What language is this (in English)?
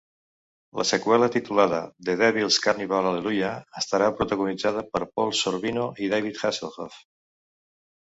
Catalan